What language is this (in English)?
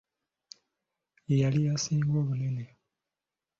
Ganda